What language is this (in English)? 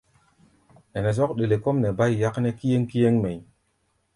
Gbaya